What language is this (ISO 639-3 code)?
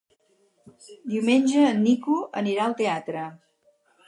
cat